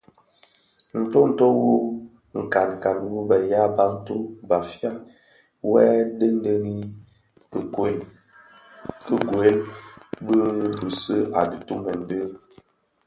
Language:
Bafia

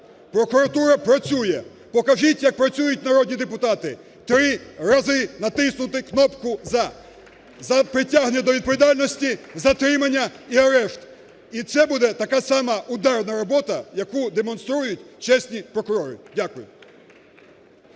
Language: Ukrainian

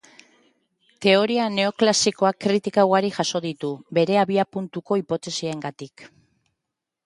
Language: Basque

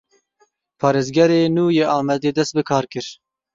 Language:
Kurdish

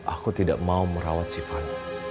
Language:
Indonesian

